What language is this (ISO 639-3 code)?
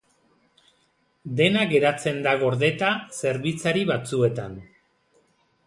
eus